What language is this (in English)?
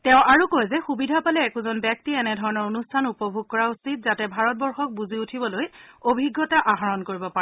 Assamese